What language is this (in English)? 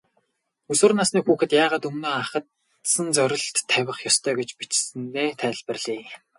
Mongolian